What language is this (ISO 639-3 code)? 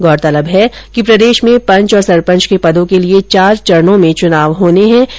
hin